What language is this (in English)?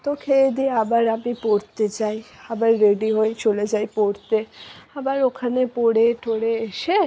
Bangla